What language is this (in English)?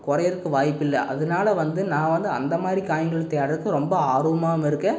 Tamil